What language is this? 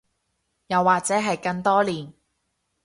Cantonese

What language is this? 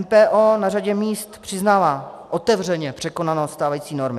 Czech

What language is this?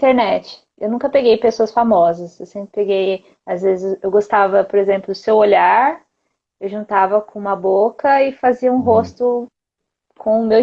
Portuguese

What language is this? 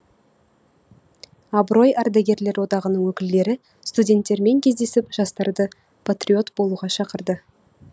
Kazakh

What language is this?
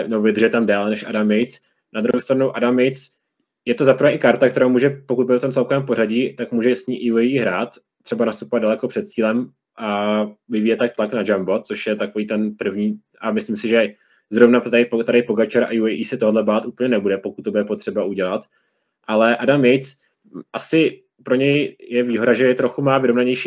Czech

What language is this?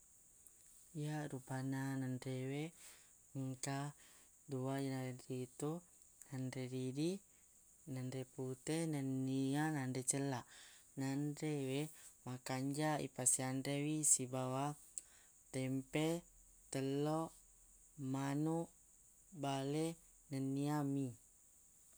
Buginese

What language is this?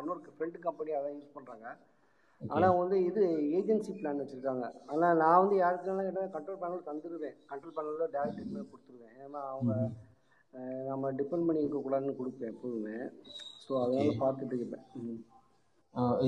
Tamil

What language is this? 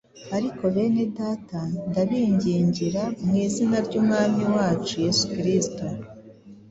Kinyarwanda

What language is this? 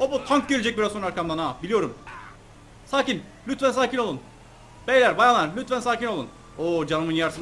Turkish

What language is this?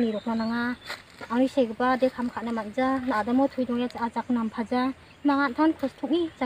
Thai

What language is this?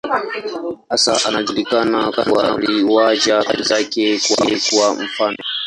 Swahili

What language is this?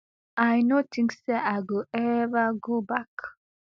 Nigerian Pidgin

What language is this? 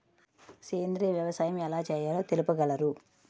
Telugu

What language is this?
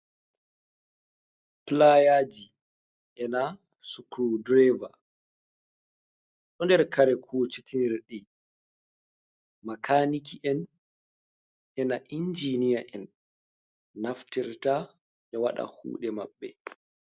Fula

